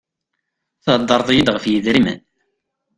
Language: Kabyle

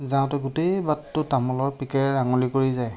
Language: Assamese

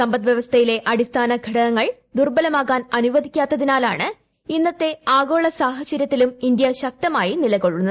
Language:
Malayalam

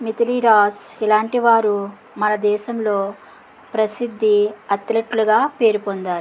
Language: Telugu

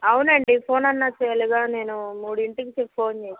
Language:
Telugu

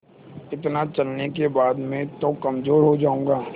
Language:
Hindi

